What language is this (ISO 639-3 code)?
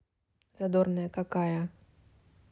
rus